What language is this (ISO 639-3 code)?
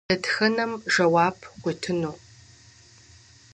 kbd